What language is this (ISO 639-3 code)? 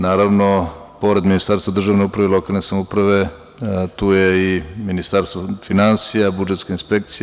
srp